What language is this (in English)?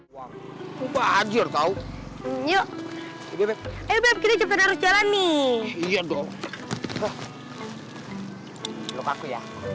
Indonesian